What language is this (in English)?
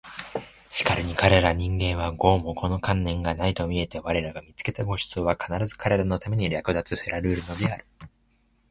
Japanese